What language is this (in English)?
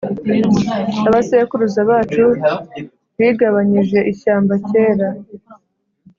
Kinyarwanda